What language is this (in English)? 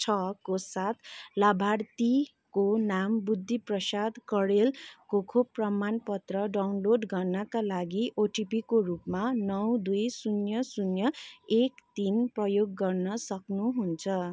Nepali